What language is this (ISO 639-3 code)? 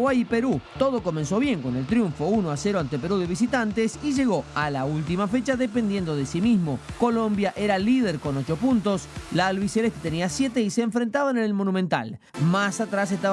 spa